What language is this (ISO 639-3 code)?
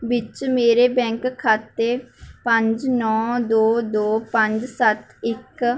pan